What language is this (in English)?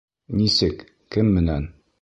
Bashkir